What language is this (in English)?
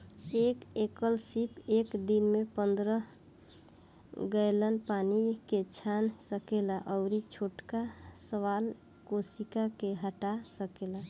Bhojpuri